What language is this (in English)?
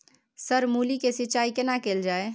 Maithili